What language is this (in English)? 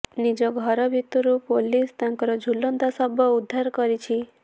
Odia